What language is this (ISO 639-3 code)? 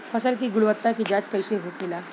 bho